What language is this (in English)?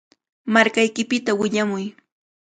Cajatambo North Lima Quechua